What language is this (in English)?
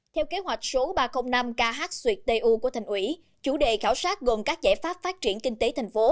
Vietnamese